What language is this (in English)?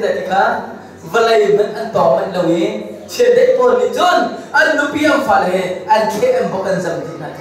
Korean